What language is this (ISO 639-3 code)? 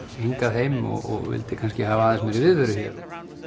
isl